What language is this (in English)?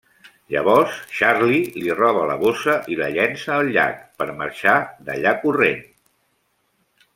Catalan